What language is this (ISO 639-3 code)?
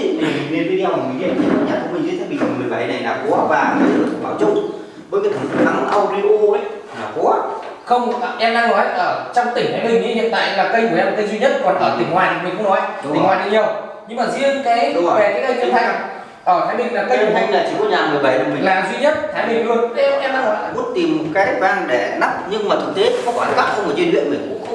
vie